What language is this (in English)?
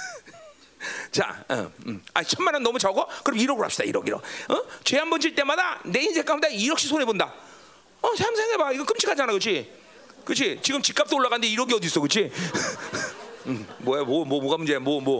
Korean